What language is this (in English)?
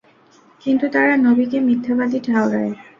Bangla